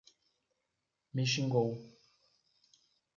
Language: Portuguese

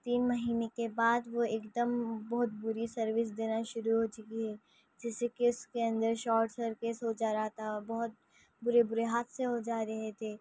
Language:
Urdu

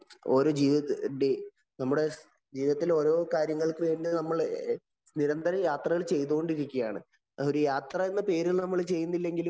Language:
Malayalam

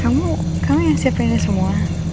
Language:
Indonesian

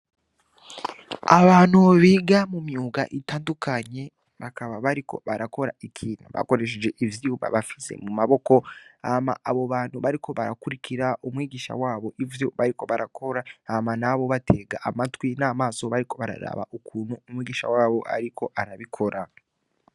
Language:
Rundi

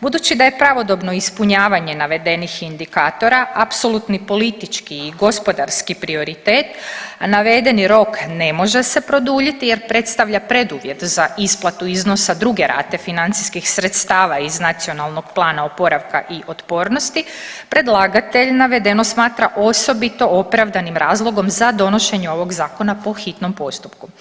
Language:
Croatian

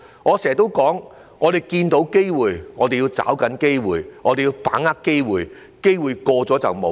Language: Cantonese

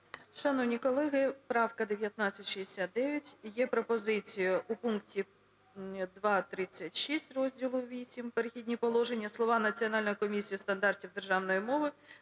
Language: Ukrainian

